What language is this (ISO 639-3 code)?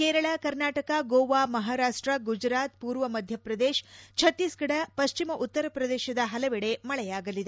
kan